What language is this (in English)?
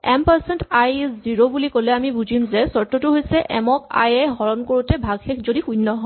Assamese